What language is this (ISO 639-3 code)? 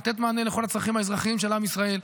heb